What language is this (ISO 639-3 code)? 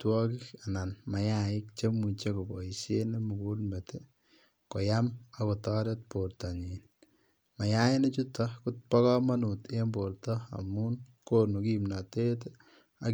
kln